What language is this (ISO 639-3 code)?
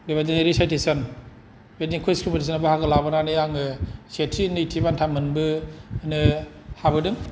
brx